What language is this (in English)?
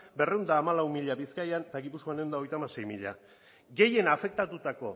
Basque